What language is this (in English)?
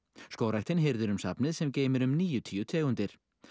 Icelandic